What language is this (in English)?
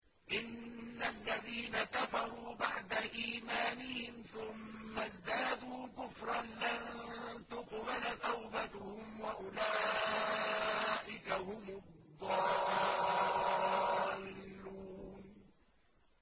Arabic